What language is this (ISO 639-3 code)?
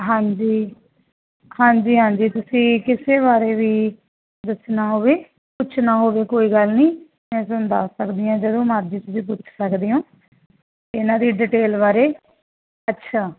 pan